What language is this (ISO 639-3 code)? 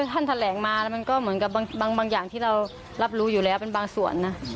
tha